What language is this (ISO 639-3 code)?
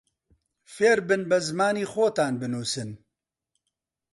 ckb